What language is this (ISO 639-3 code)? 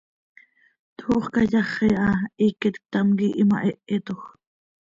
sei